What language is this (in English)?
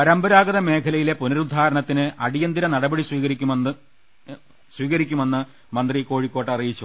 Malayalam